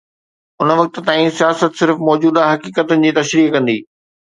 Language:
Sindhi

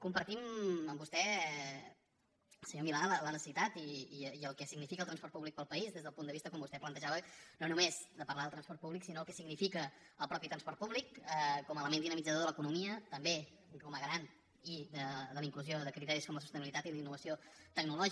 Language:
Catalan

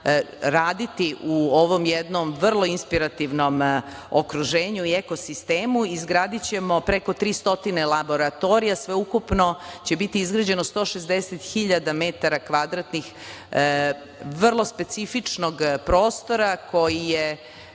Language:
Serbian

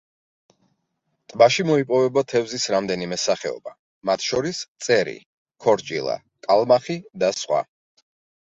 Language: Georgian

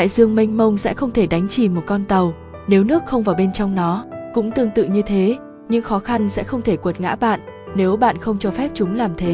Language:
Vietnamese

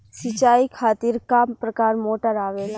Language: Bhojpuri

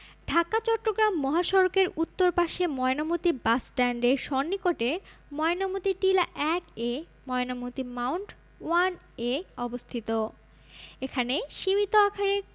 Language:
Bangla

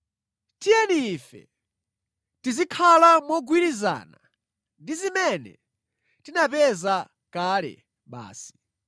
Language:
Nyanja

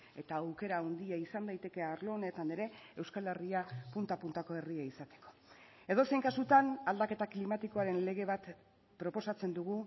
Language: Basque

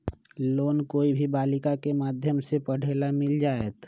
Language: Magahi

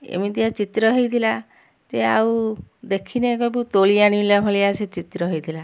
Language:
Odia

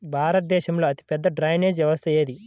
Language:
Telugu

